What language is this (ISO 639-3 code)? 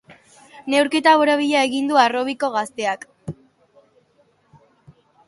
eus